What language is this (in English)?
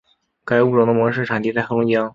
Chinese